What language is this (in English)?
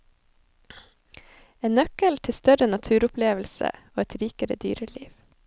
Norwegian